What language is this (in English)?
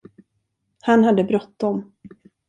Swedish